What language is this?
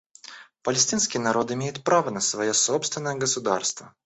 Russian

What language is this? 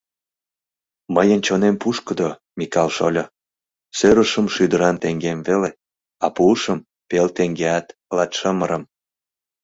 Mari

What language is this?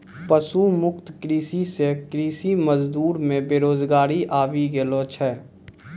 Maithili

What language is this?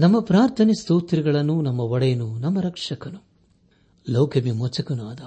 Kannada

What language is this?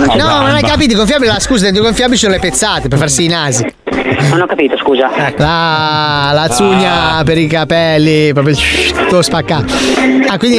Italian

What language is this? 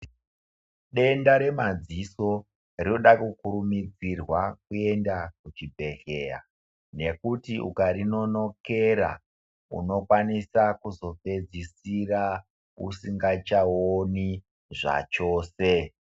Ndau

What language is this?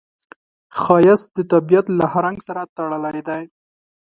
Pashto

